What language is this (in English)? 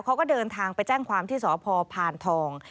Thai